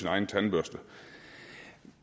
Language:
Danish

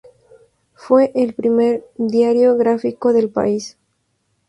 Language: Spanish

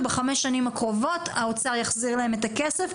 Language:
Hebrew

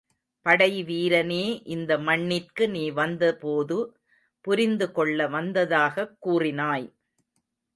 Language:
Tamil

